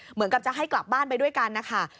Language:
Thai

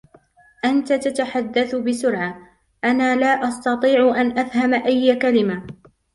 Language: Arabic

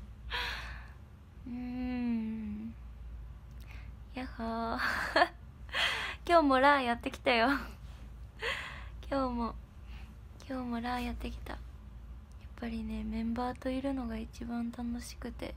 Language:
Japanese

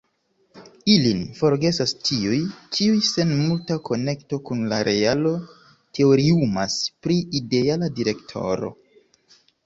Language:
Esperanto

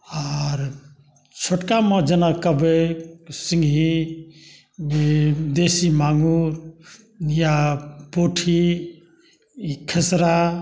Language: Maithili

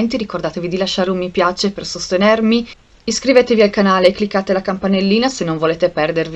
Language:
Italian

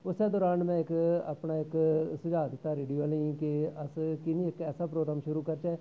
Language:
Dogri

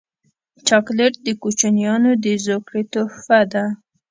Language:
Pashto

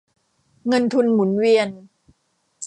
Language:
Thai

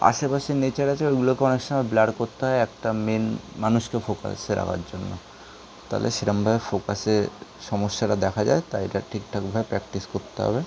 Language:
Bangla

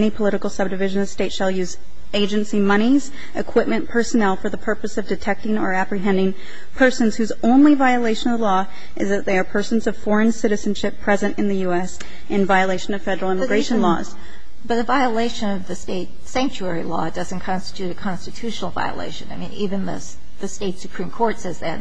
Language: English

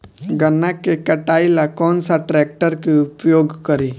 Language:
Bhojpuri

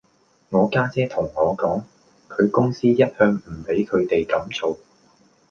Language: Cantonese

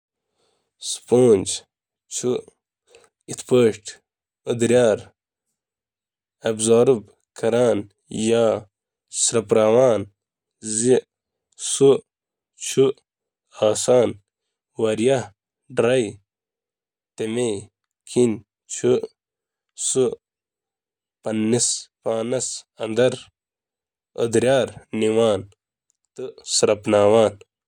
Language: Kashmiri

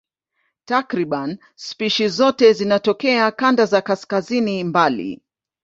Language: Swahili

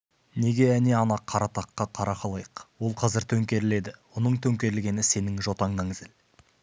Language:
Kazakh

